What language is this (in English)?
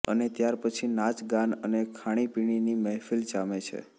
Gujarati